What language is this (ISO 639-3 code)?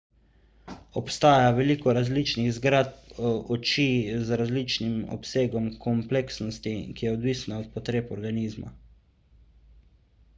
slv